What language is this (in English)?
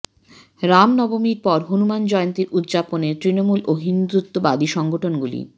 Bangla